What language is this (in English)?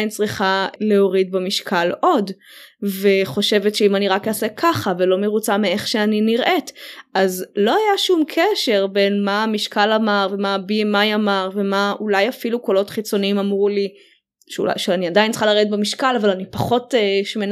Hebrew